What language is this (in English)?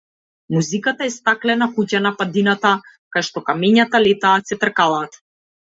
Macedonian